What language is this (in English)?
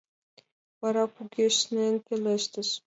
Mari